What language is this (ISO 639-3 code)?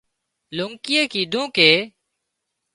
kxp